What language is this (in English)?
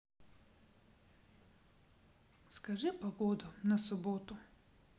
Russian